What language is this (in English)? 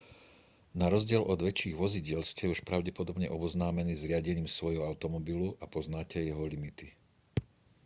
Slovak